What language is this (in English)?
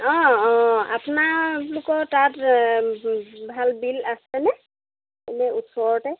Assamese